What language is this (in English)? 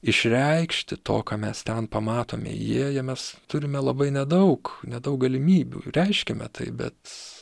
Lithuanian